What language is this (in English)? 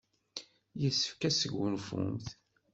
Kabyle